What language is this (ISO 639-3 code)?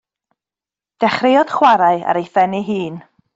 cym